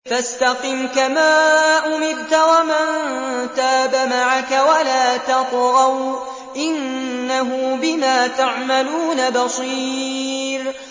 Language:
Arabic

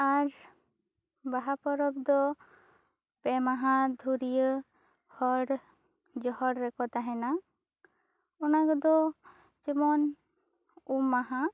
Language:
Santali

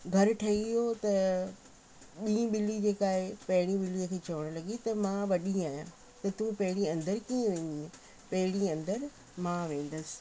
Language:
Sindhi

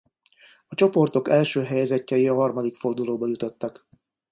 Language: Hungarian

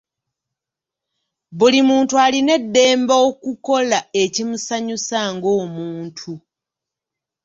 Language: Ganda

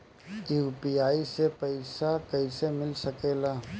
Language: Bhojpuri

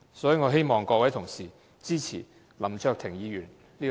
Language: Cantonese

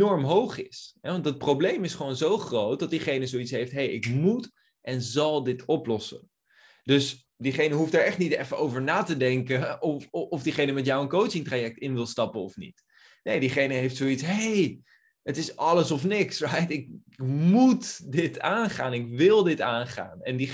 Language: Dutch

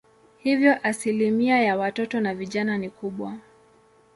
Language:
Swahili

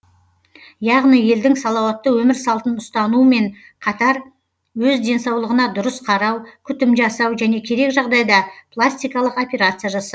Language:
Kazakh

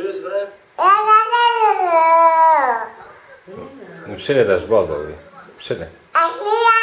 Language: Lithuanian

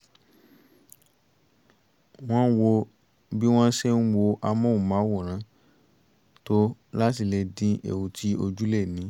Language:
Yoruba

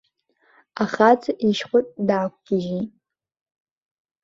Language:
Abkhazian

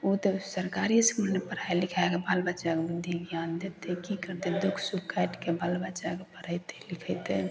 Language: Maithili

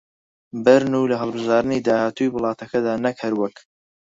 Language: Central Kurdish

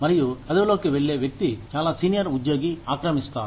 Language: Telugu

